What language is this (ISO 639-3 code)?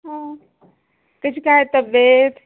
mar